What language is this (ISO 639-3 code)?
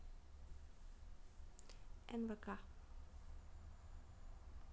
rus